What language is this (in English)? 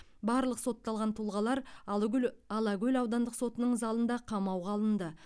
Kazakh